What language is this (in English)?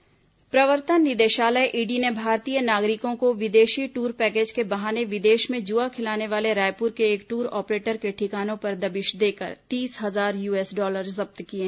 Hindi